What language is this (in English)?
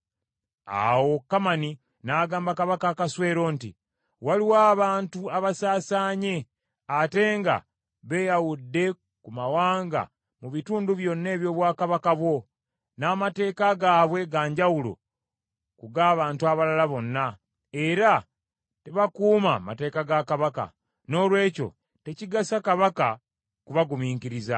Ganda